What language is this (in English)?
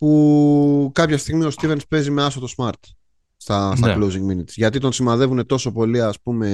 Greek